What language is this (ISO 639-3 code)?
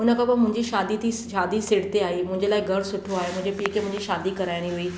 snd